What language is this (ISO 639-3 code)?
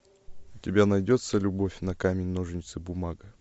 rus